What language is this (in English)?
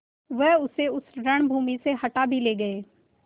Hindi